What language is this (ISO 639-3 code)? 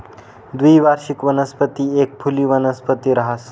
mar